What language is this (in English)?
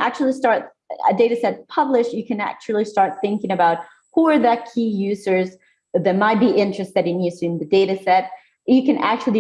English